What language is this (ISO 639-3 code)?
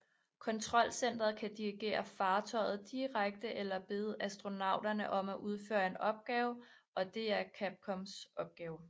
dan